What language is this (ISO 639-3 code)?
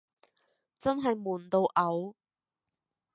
yue